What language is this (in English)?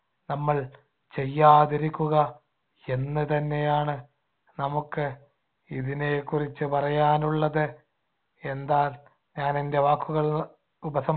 Malayalam